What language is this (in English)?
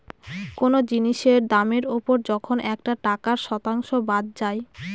Bangla